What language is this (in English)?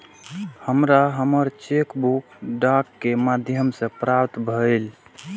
Maithili